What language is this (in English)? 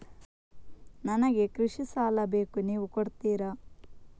Kannada